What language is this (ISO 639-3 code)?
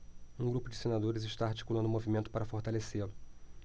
por